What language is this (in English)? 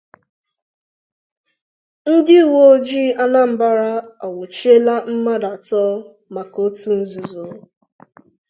Igbo